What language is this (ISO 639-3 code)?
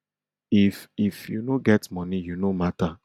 pcm